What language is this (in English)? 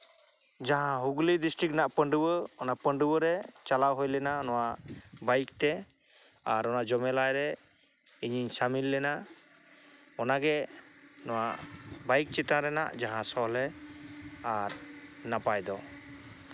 Santali